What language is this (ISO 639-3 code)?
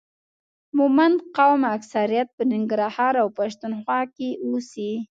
pus